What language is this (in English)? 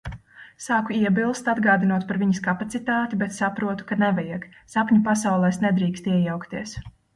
Latvian